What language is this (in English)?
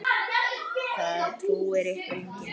Icelandic